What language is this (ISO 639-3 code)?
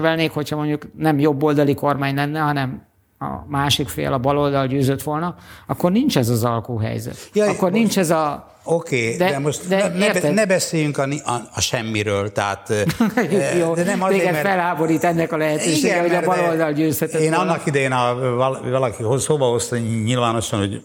hun